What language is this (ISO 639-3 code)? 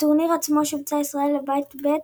heb